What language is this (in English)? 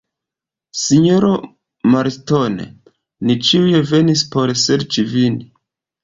Esperanto